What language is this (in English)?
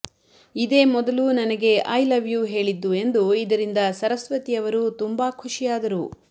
Kannada